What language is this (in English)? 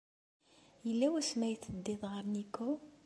Kabyle